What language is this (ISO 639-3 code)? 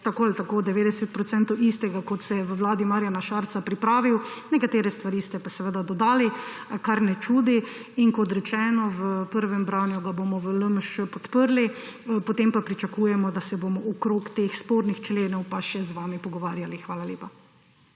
slv